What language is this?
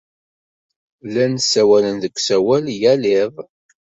Kabyle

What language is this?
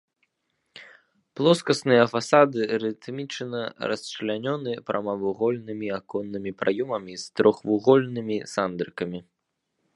Belarusian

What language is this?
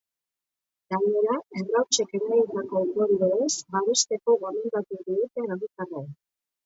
Basque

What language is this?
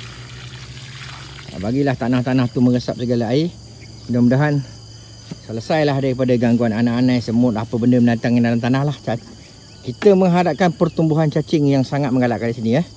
Malay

